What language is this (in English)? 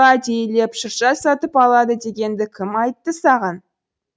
Kazakh